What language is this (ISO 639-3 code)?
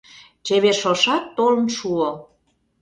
chm